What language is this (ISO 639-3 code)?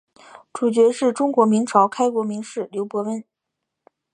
zho